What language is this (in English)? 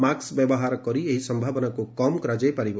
Odia